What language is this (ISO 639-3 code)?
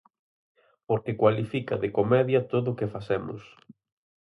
glg